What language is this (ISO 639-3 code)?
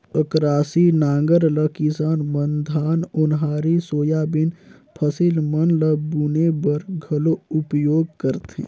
hne